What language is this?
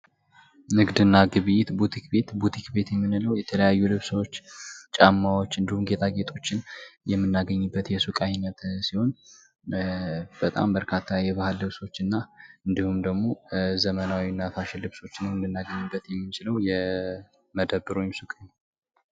Amharic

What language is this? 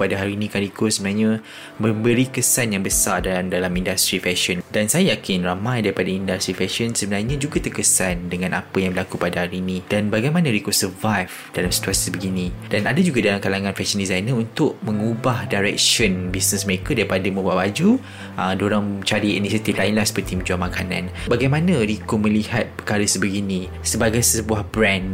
Malay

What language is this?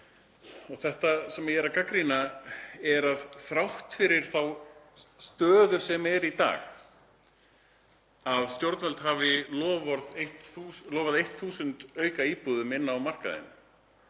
Icelandic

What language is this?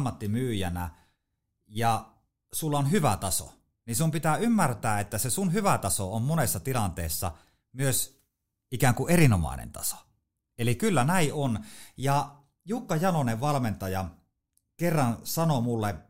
Finnish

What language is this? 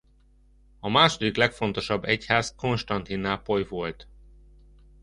Hungarian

